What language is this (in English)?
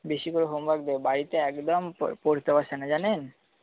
Bangla